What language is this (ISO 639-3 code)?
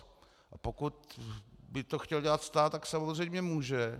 ces